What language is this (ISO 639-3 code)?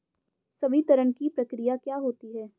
hin